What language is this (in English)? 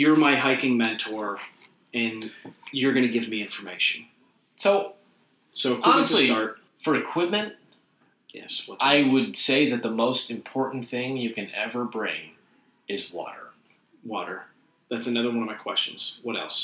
English